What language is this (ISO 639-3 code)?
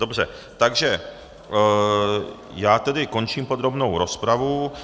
ces